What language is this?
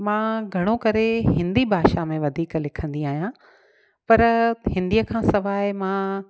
Sindhi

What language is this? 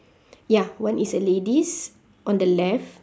English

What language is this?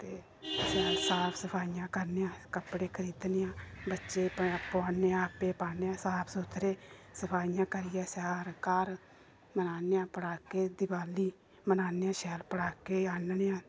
Dogri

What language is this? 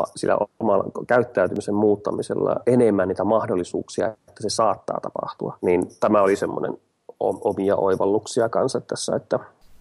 Finnish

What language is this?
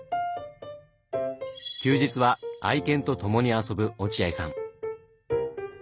Japanese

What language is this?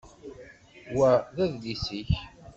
Kabyle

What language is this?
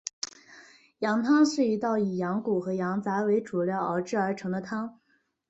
Chinese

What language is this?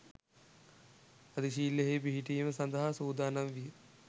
Sinhala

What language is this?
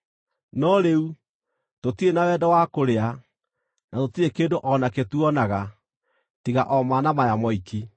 Kikuyu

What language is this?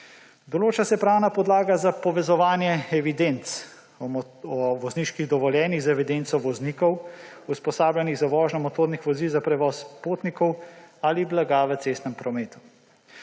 Slovenian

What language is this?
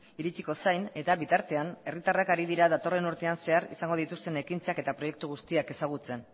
Basque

